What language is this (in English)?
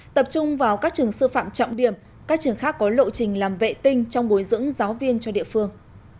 Vietnamese